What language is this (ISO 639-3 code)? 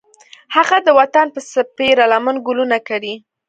pus